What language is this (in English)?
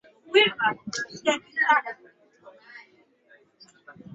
Swahili